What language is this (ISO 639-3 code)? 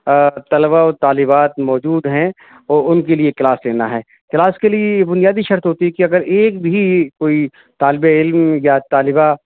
urd